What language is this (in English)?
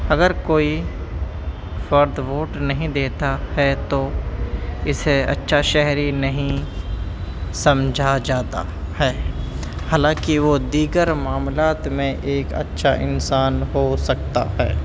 Urdu